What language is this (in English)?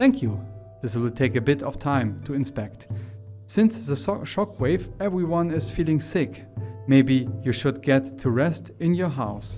German